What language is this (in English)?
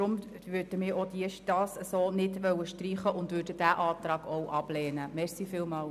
Swiss German